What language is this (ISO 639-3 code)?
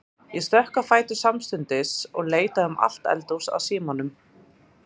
isl